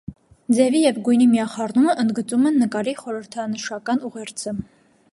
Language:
Armenian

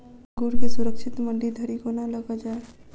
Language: Maithili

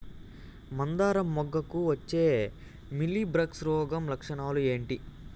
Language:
Telugu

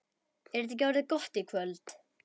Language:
Icelandic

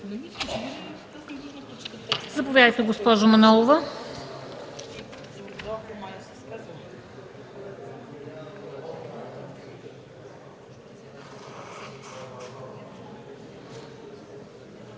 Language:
Bulgarian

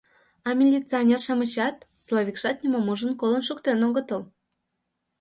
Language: Mari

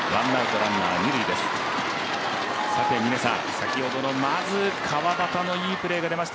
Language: Japanese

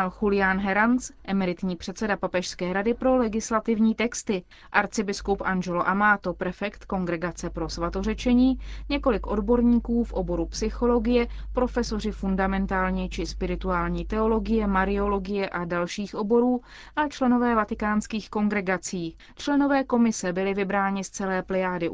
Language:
Czech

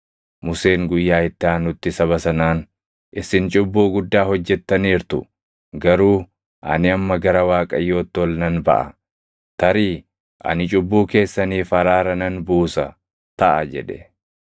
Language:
Oromo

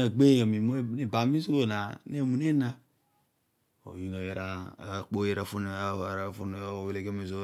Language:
Odual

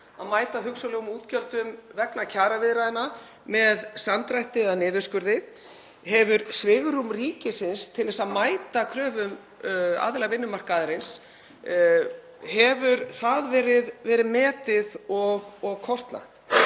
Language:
Icelandic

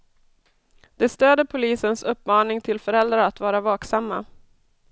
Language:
Swedish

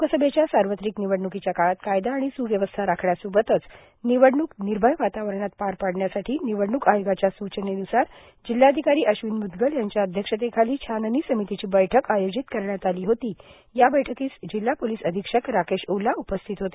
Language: Marathi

